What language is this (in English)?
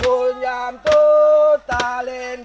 Indonesian